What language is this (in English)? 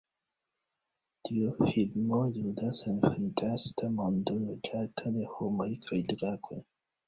Esperanto